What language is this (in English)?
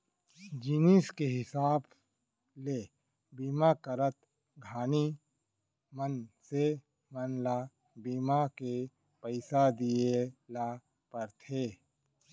Chhattisgarhi